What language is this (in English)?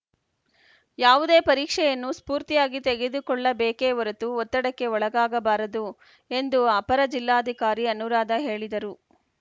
Kannada